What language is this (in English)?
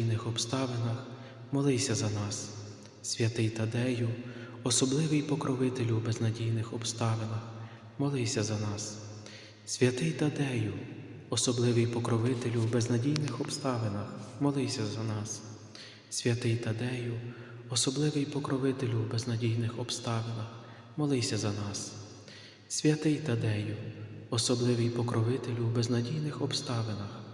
Ukrainian